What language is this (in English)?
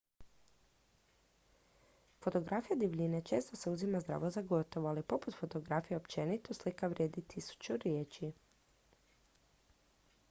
Croatian